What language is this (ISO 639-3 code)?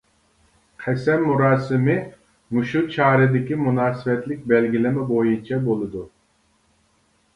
uig